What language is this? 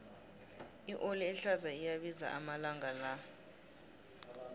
South Ndebele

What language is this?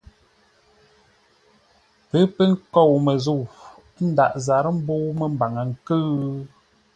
Ngombale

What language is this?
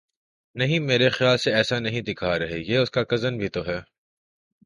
Urdu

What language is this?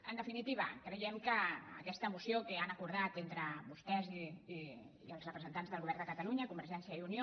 Catalan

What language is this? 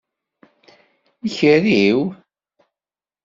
Kabyle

